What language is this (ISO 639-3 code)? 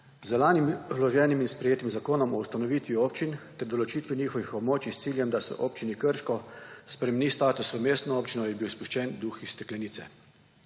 slv